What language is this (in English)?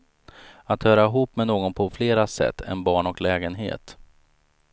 Swedish